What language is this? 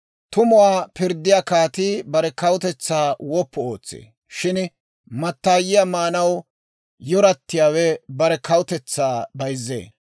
Dawro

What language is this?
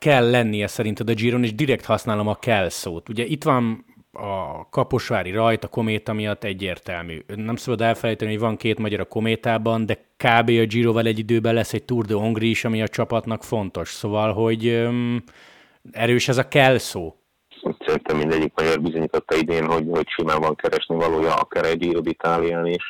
Hungarian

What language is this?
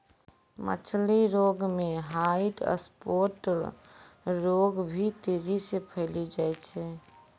Maithili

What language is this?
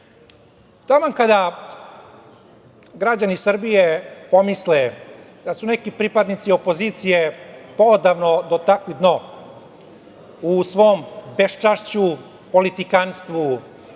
Serbian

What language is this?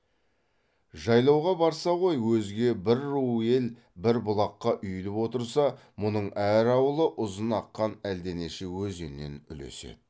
Kazakh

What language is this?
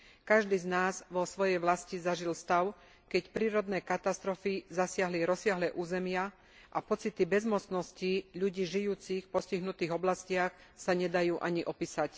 Slovak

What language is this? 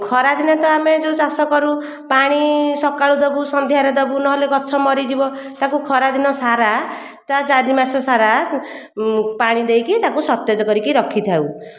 Odia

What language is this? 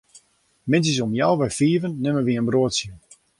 Western Frisian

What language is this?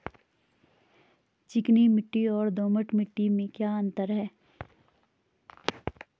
Hindi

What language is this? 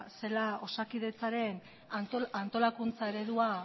Basque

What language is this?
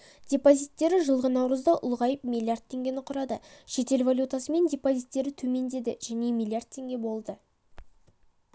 Kazakh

